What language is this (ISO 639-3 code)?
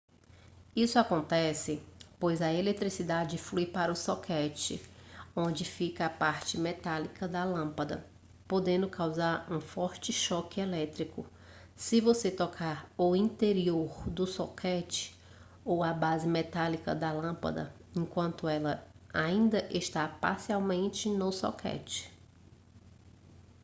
por